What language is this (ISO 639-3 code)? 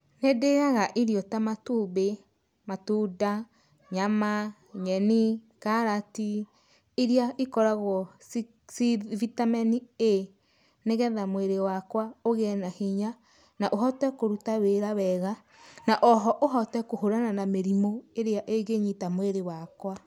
kik